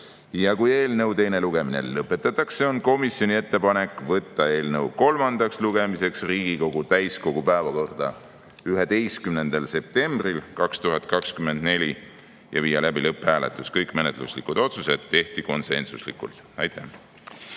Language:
Estonian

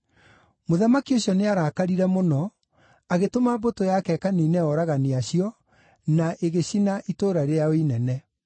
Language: Kikuyu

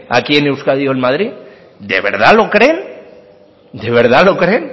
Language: Spanish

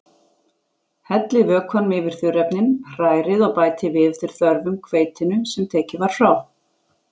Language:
Icelandic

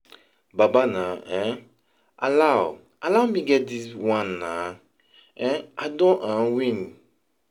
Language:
Nigerian Pidgin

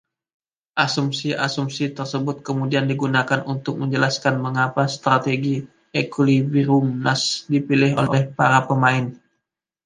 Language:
Indonesian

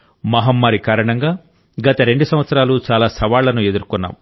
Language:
Telugu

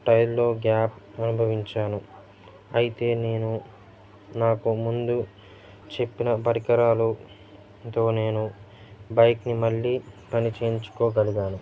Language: Telugu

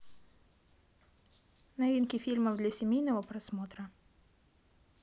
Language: Russian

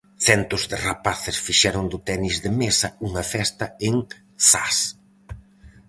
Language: Galician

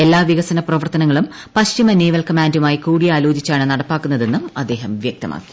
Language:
Malayalam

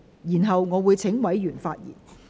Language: Cantonese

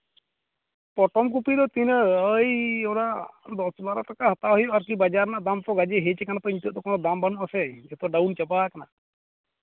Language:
Santali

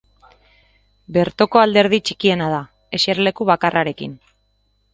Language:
Basque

